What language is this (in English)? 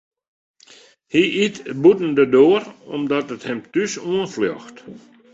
Western Frisian